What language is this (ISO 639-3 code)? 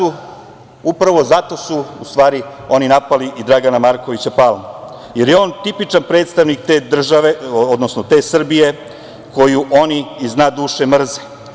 srp